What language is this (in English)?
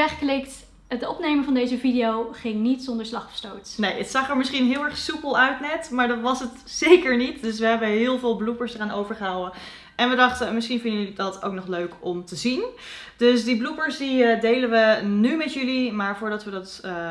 Dutch